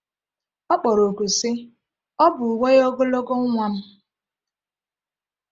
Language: Igbo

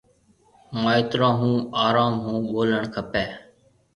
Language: Marwari (Pakistan)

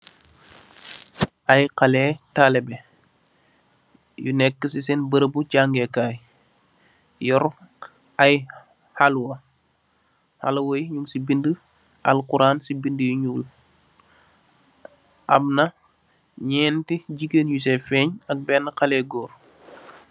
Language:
Wolof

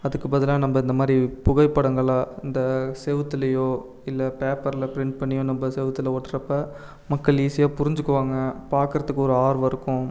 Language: Tamil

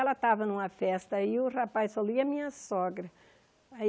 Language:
Portuguese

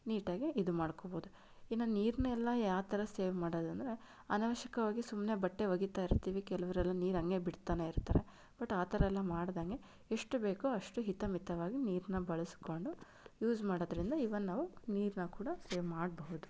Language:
Kannada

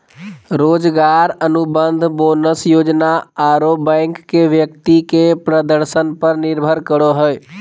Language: Magahi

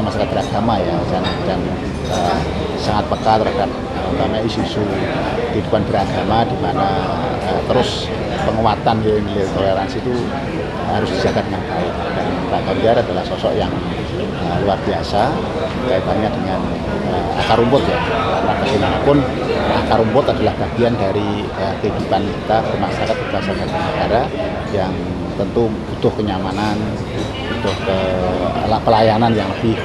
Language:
Indonesian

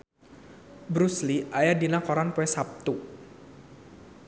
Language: Sundanese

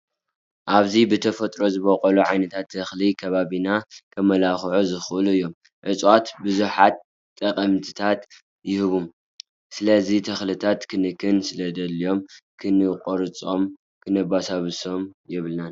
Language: Tigrinya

